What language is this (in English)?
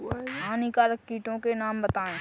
Hindi